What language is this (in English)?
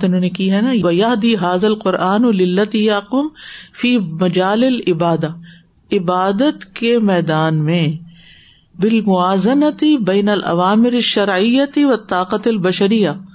Urdu